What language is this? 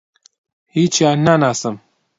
Central Kurdish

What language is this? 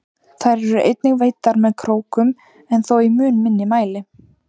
Icelandic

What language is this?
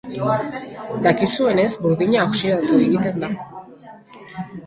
Basque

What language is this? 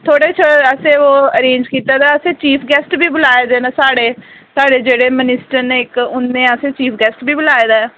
Dogri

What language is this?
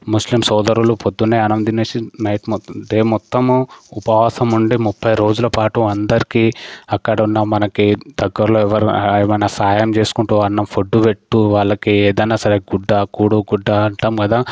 Telugu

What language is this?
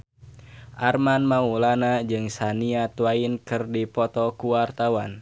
Sundanese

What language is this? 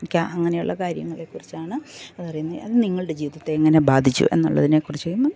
Malayalam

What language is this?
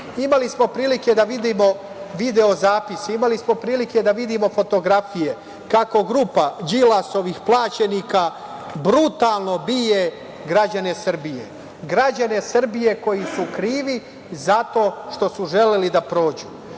Serbian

